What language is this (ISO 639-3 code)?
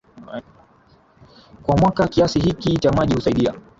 swa